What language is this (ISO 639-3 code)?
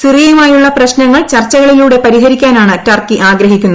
mal